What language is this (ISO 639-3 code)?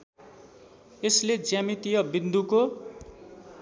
nep